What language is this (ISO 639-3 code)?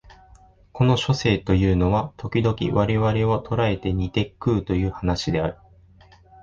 jpn